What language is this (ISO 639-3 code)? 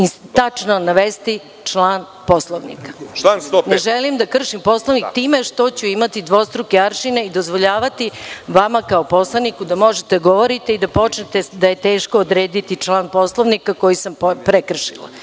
srp